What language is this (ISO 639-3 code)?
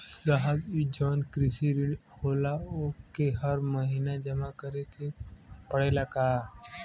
bho